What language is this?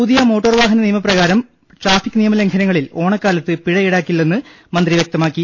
Malayalam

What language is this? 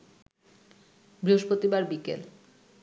Bangla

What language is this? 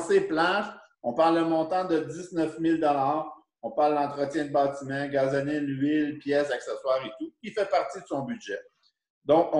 French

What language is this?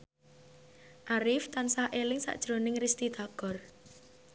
Javanese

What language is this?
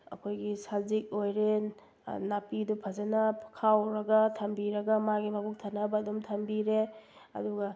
Manipuri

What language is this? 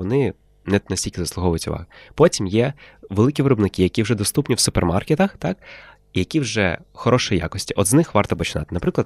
Ukrainian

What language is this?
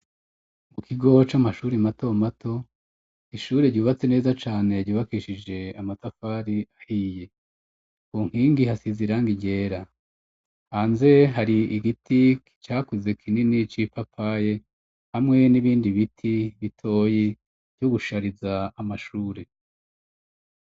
Rundi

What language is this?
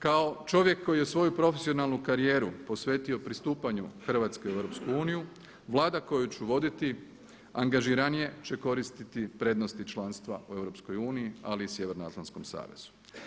Croatian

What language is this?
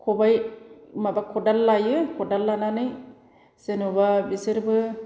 Bodo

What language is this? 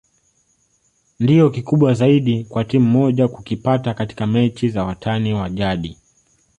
Swahili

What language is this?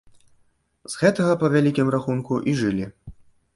Belarusian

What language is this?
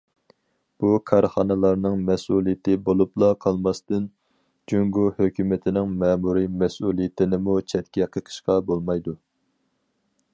Uyghur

